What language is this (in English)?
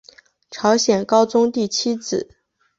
Chinese